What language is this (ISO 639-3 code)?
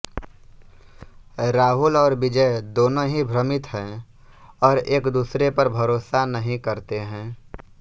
hin